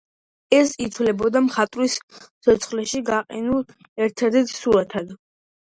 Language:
Georgian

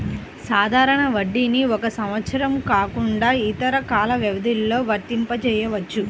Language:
Telugu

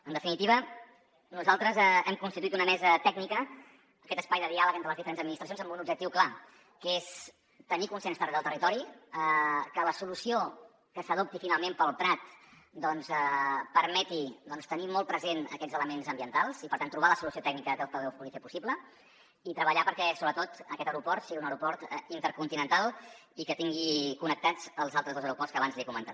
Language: Catalan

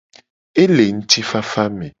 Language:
Gen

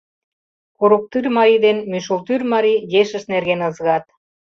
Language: Mari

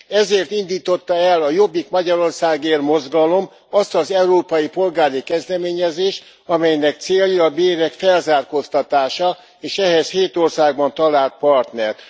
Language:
Hungarian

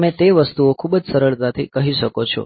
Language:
Gujarati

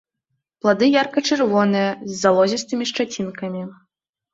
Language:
Belarusian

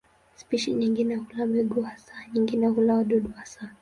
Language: Swahili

